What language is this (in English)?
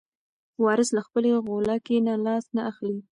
Pashto